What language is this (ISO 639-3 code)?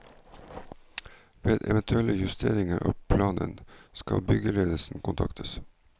nor